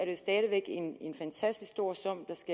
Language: Danish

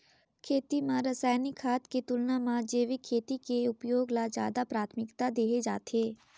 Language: Chhattisgarhi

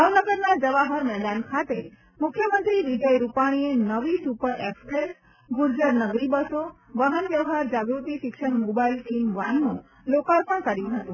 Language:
Gujarati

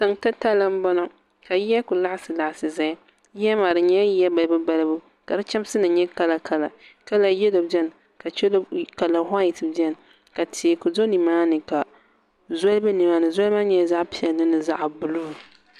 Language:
Dagbani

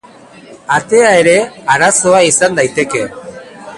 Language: Basque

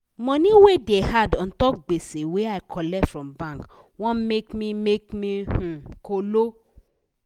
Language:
Nigerian Pidgin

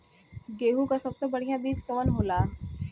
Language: Bhojpuri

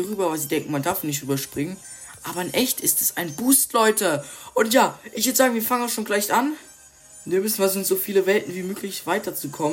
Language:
German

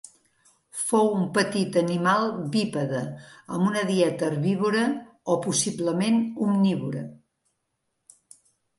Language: Catalan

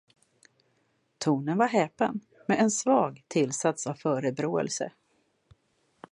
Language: Swedish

